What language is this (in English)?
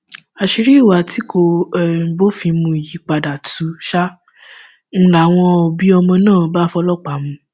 Yoruba